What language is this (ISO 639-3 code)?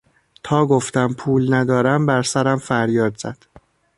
fas